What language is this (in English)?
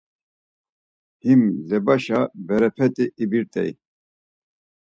Laz